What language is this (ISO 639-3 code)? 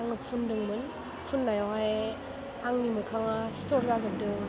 brx